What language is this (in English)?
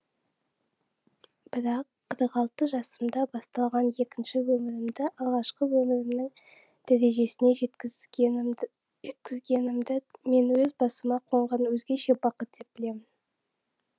Kazakh